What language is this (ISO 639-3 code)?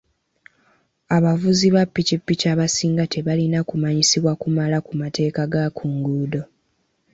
lug